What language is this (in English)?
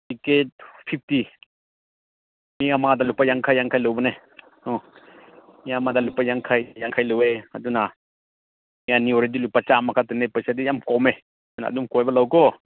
Manipuri